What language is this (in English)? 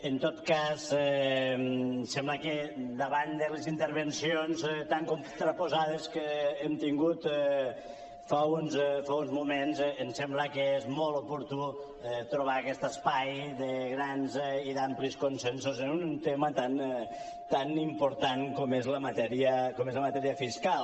Catalan